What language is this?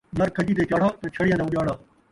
Saraiki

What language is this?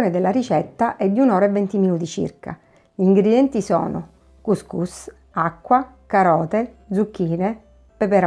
Italian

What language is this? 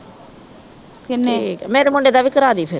Punjabi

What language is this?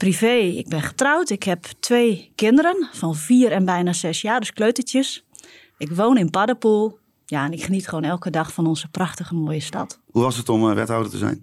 Dutch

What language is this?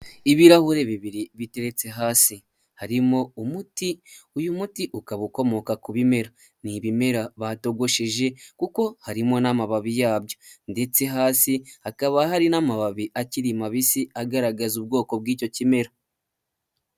Kinyarwanda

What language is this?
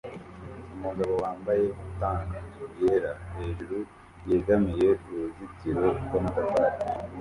Kinyarwanda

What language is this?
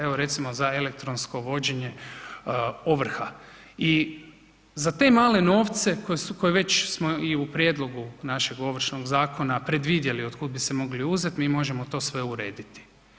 Croatian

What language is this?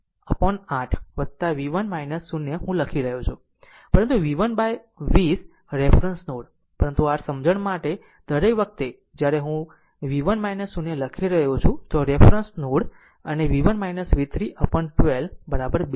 Gujarati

